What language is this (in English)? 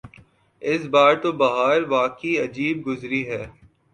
Urdu